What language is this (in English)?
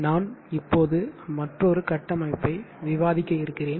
Tamil